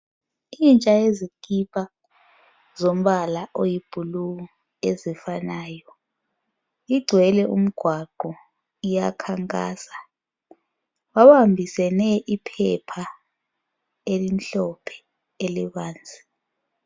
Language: North Ndebele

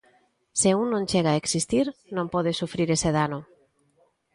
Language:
Galician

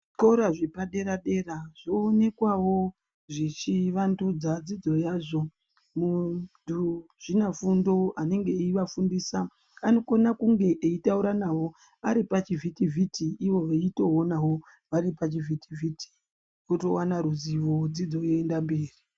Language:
Ndau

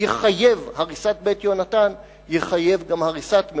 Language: Hebrew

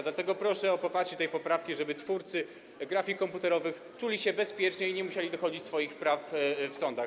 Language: Polish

